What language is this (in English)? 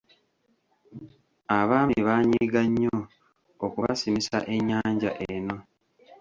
Ganda